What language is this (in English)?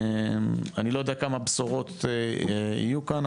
Hebrew